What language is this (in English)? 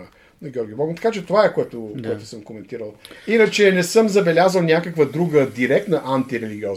Bulgarian